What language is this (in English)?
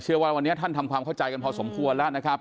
Thai